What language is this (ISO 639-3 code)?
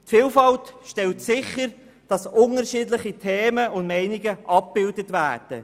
gsw